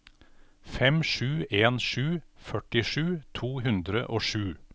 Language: Norwegian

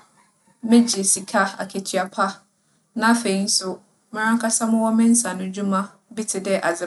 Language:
Akan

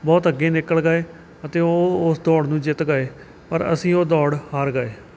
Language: Punjabi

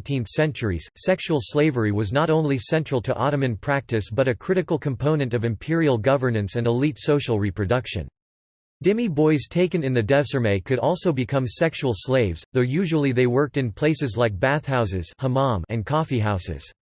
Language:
English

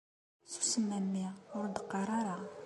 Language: Kabyle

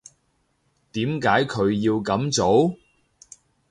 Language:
Cantonese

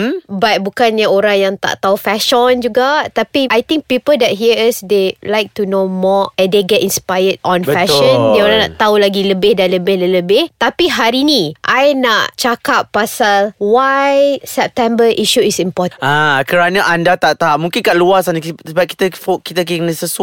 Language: Malay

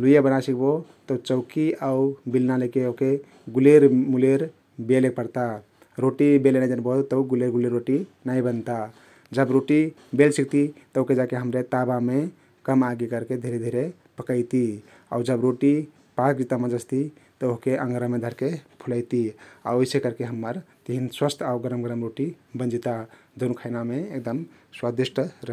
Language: Kathoriya Tharu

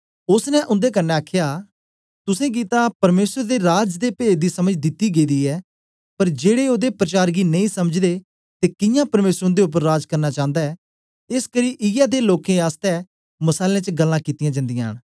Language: Dogri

